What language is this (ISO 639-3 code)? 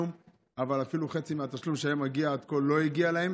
heb